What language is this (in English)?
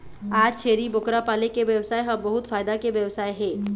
Chhattisgarhi